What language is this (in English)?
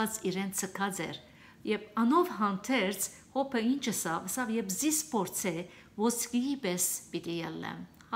Turkish